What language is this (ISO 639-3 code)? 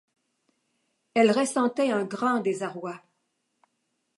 fra